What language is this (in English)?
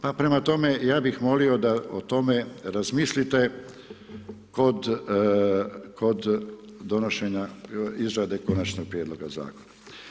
Croatian